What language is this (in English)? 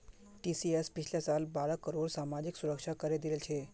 Magahi